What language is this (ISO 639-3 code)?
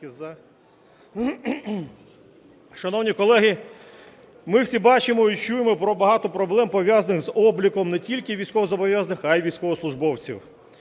ukr